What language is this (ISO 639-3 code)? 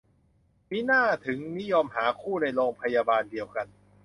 tha